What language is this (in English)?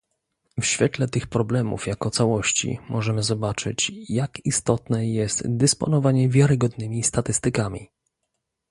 Polish